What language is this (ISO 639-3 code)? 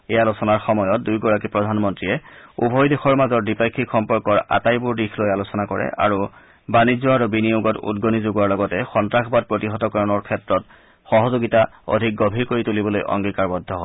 asm